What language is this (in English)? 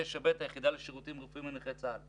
Hebrew